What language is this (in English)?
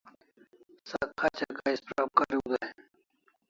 Kalasha